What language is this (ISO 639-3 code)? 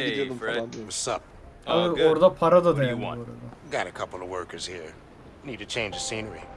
tur